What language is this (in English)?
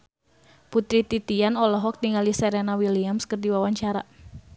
Sundanese